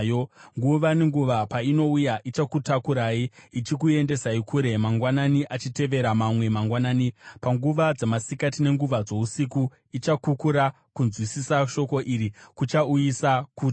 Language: Shona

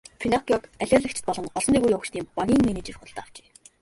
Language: Mongolian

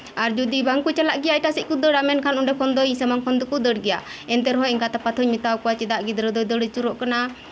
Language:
Santali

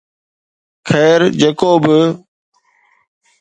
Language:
Sindhi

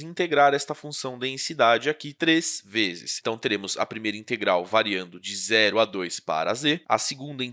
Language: Portuguese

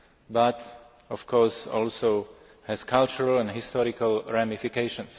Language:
English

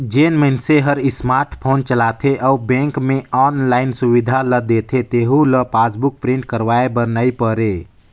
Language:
Chhattisgarhi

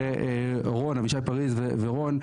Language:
Hebrew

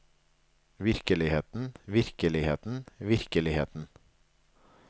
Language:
Norwegian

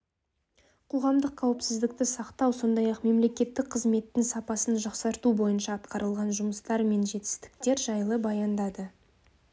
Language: Kazakh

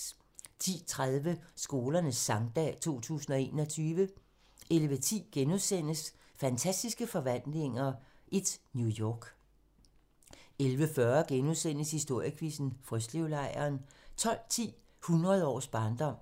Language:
Danish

